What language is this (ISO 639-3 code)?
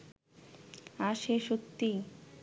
ben